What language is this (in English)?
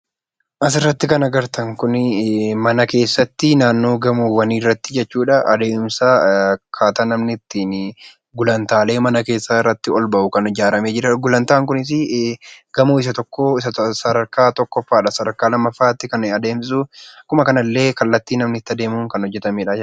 Oromo